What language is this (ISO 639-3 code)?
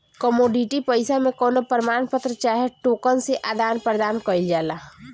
bho